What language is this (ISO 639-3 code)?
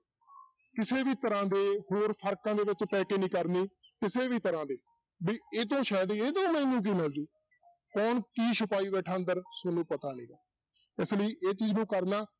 pan